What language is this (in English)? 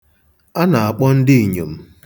Igbo